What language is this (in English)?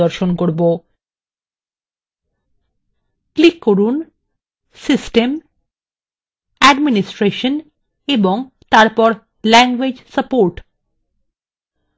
Bangla